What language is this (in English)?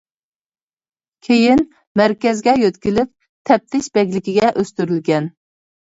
Uyghur